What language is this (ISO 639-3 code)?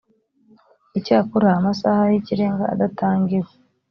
kin